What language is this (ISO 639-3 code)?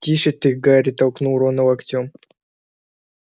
rus